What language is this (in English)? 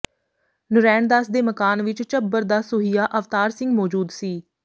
Punjabi